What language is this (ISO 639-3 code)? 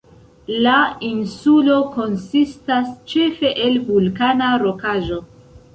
epo